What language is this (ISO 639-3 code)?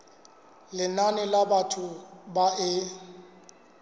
sot